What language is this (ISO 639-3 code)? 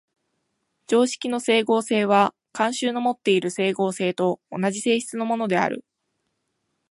jpn